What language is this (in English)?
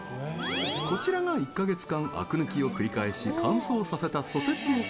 Japanese